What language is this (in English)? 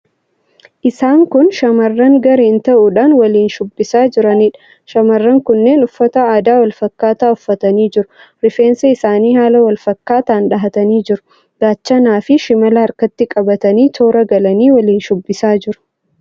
Oromo